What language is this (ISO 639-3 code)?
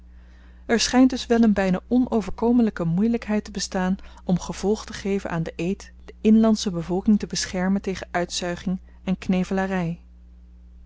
nld